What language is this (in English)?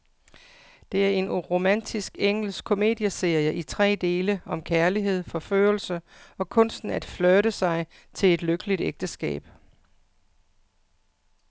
Danish